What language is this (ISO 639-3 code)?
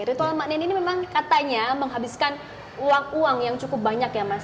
ind